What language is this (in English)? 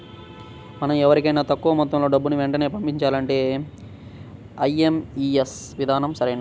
Telugu